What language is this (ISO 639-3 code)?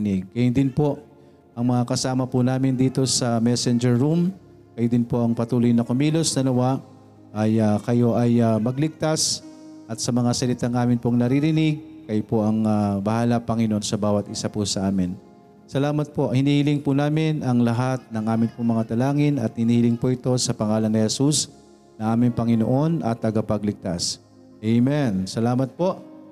fil